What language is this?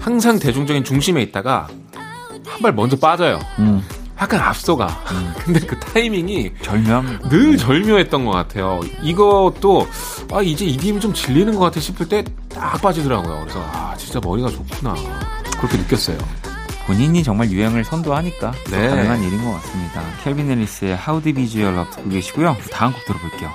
Korean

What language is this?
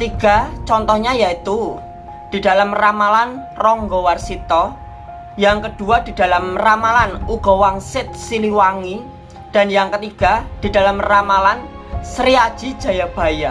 Indonesian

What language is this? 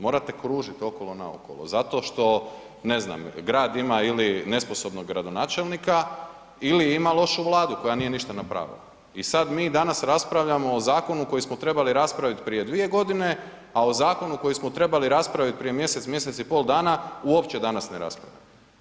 Croatian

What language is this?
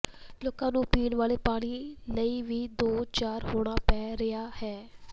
Punjabi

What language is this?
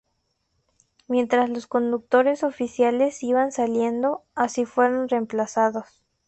Spanish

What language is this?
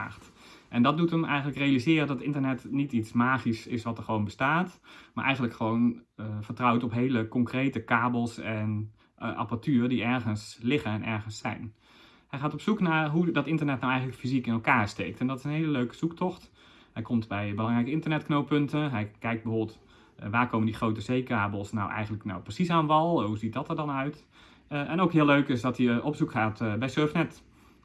Dutch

